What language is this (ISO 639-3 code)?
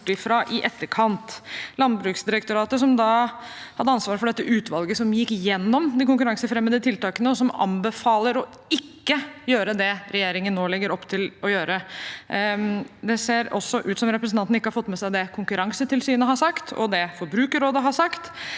nor